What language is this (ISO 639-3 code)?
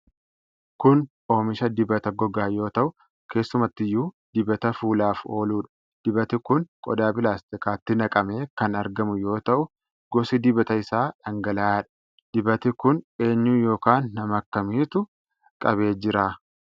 orm